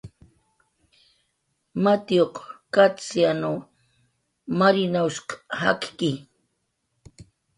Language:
Jaqaru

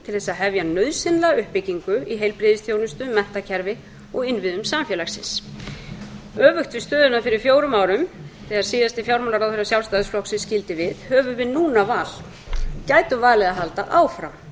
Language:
Icelandic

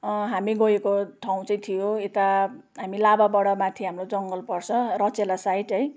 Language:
Nepali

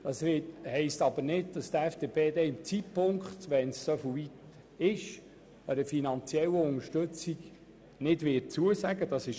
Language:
Swiss German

